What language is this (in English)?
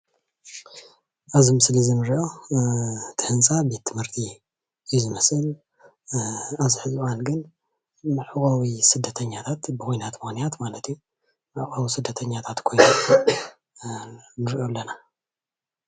Tigrinya